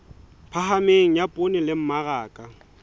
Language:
Southern Sotho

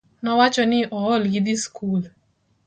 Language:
Luo (Kenya and Tanzania)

